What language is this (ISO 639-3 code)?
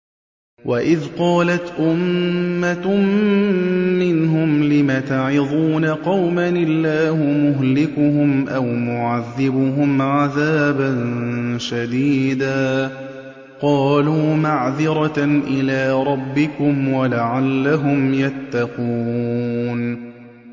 ara